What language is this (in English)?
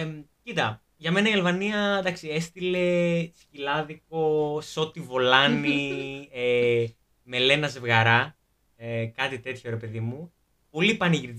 Greek